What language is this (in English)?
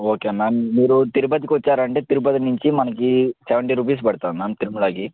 Telugu